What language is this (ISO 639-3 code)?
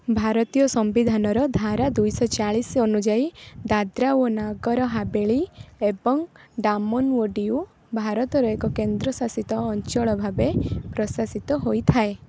ori